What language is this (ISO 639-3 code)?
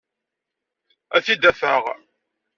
kab